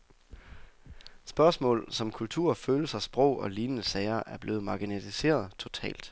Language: Danish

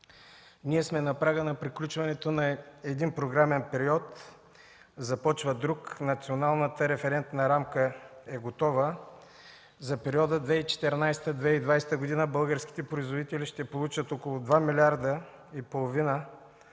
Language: Bulgarian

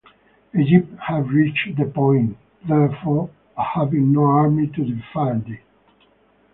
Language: English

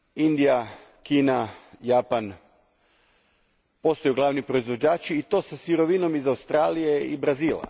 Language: Croatian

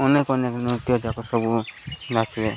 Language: Odia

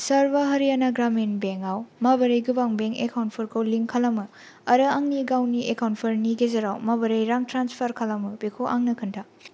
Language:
Bodo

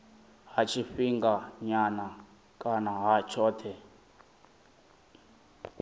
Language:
Venda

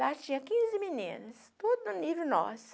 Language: Portuguese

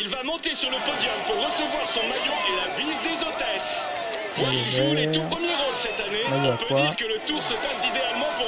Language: French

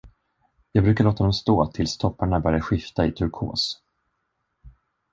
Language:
Swedish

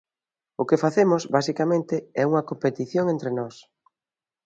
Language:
Galician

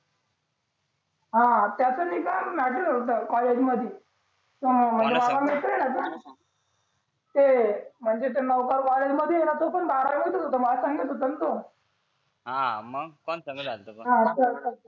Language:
Marathi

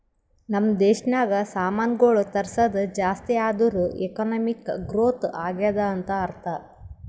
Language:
Kannada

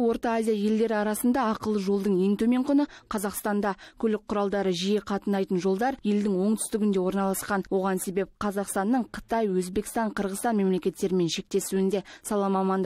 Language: Russian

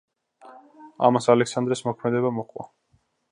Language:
Georgian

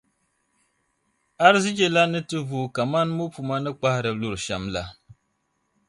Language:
Dagbani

